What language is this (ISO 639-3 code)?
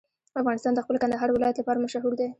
pus